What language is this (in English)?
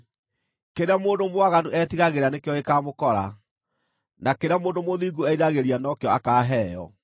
Kikuyu